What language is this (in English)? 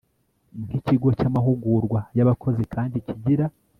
Kinyarwanda